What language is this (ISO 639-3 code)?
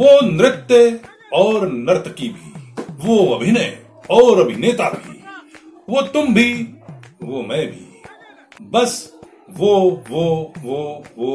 hin